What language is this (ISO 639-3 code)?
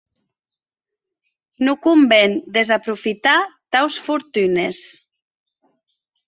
oci